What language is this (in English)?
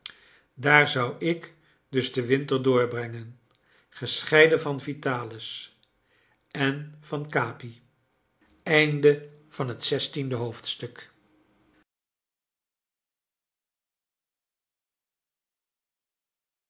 Dutch